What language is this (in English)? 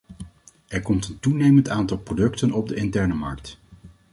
Dutch